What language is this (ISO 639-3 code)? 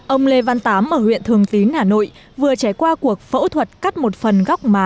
vie